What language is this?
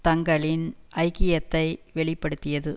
Tamil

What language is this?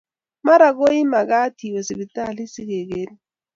Kalenjin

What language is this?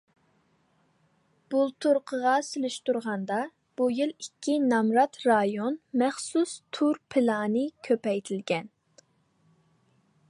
Uyghur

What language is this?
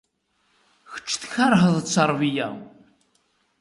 Kabyle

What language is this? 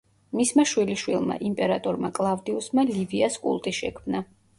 Georgian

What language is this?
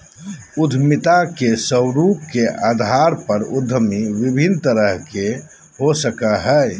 Magahi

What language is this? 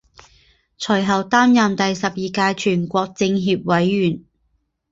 Chinese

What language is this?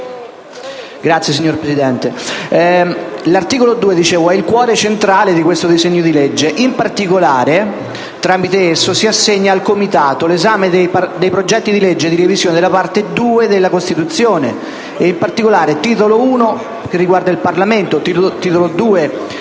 Italian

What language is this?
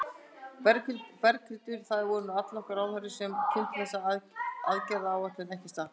Icelandic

